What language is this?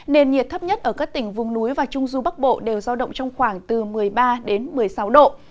Vietnamese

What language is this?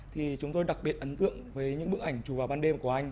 Vietnamese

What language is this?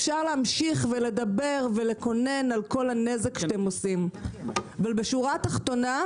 Hebrew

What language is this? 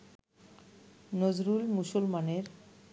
Bangla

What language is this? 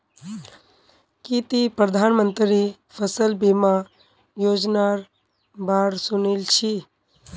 Magahi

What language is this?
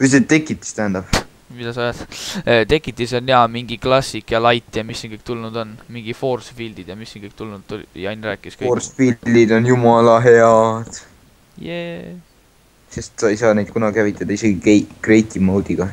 Finnish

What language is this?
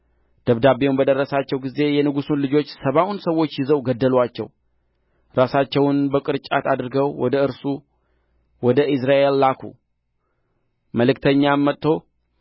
Amharic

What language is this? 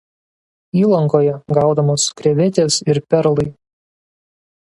Lithuanian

